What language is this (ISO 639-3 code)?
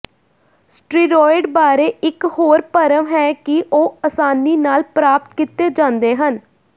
pan